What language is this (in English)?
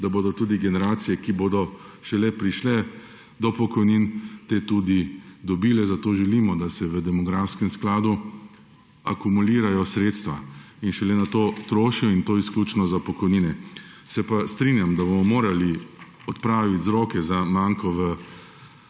Slovenian